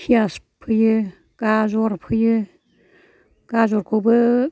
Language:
Bodo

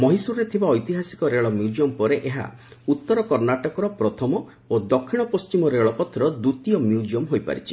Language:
Odia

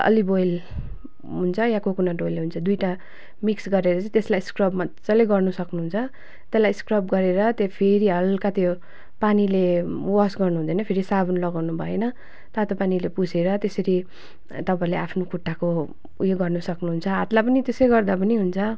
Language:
Nepali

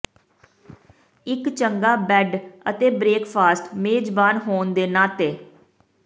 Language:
Punjabi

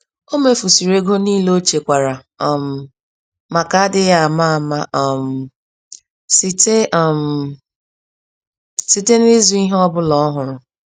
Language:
Igbo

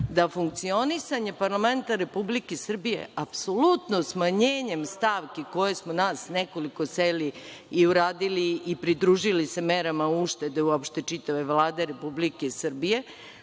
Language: Serbian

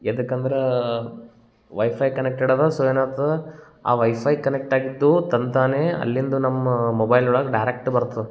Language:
Kannada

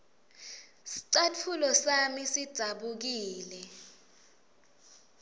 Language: Swati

